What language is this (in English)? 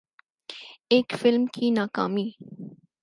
Urdu